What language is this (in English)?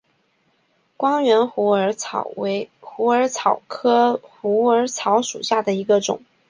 Chinese